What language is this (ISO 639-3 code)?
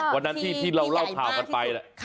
tha